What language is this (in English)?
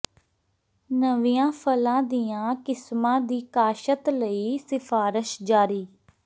Punjabi